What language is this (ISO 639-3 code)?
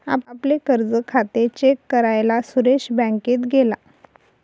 mar